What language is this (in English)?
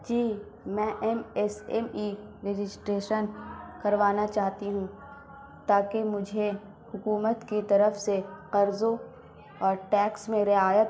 Urdu